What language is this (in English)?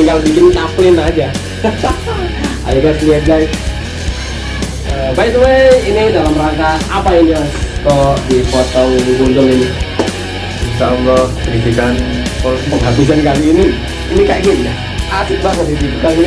Indonesian